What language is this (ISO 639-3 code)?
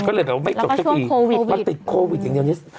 tha